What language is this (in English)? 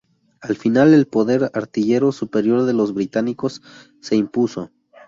Spanish